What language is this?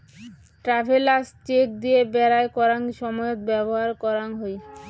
Bangla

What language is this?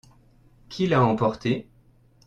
French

